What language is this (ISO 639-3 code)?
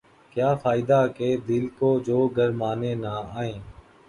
urd